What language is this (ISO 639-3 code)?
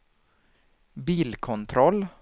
swe